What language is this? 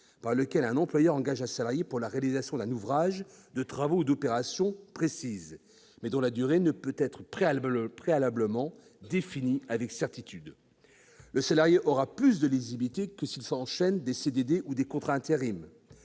French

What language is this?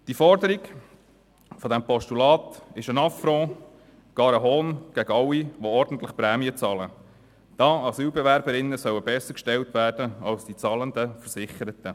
Swiss German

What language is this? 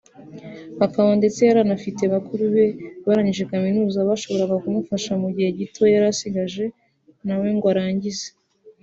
Kinyarwanda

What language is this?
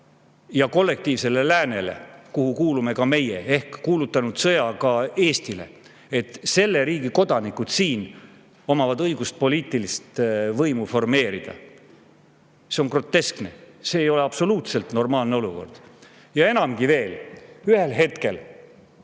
Estonian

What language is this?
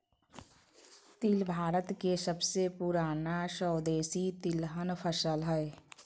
Magahi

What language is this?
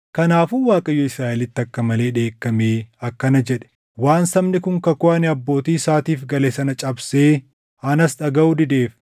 Oromo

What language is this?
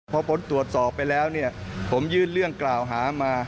Thai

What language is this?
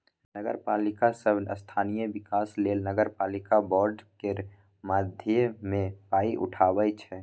Maithili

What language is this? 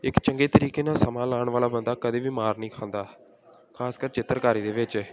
Punjabi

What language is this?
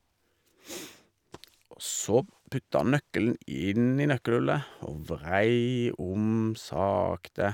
Norwegian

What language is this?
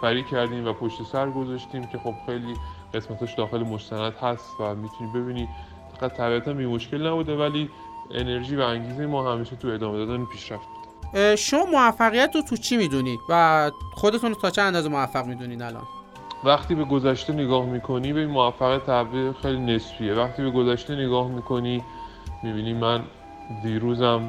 Persian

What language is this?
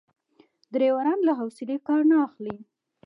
Pashto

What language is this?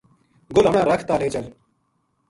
Gujari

